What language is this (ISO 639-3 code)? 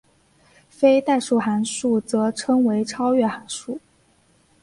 zho